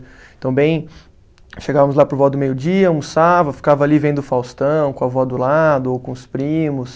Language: Portuguese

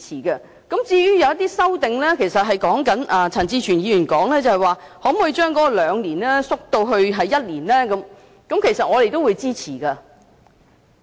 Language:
Cantonese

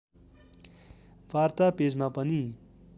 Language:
Nepali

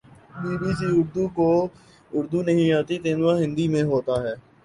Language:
Urdu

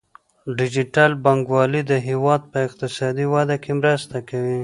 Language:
Pashto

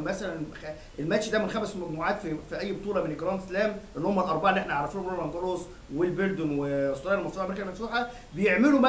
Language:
Arabic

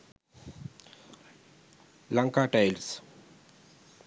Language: Sinhala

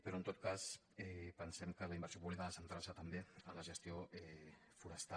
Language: Catalan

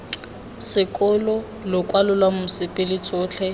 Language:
Tswana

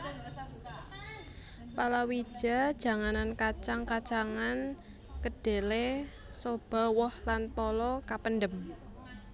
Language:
Javanese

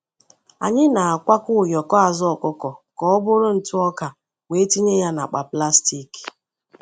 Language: Igbo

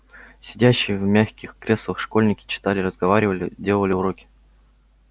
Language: Russian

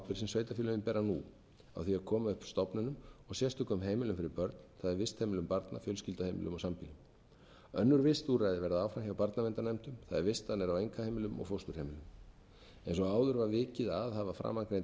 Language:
Icelandic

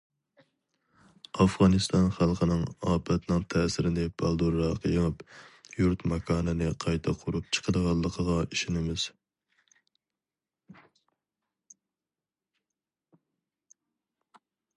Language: Uyghur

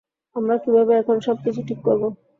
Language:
Bangla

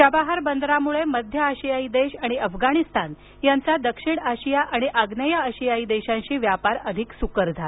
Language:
Marathi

